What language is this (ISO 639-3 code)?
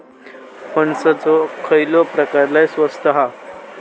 mar